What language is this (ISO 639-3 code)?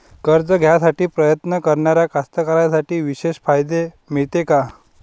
mar